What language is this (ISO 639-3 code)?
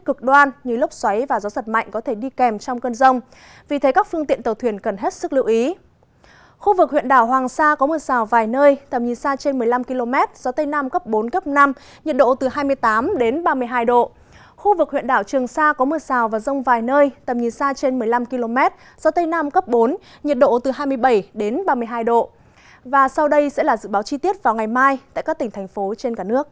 vie